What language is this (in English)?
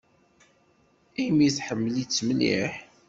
Kabyle